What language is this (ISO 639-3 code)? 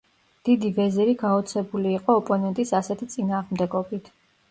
kat